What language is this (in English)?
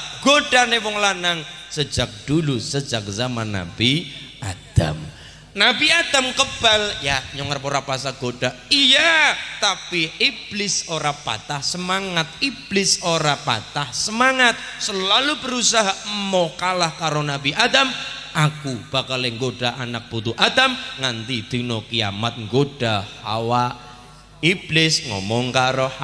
Indonesian